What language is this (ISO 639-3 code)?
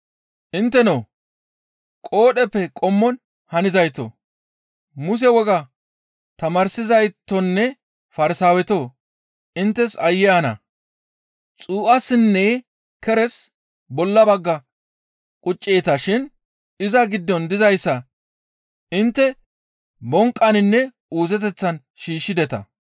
gmv